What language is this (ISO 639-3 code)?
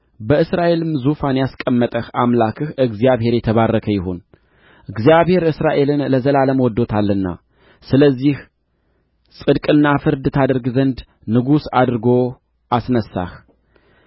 amh